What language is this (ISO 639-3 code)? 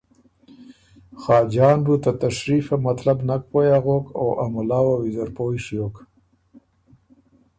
oru